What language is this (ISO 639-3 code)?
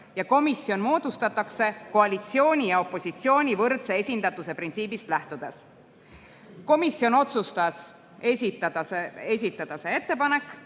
est